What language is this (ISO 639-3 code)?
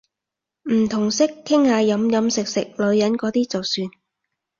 yue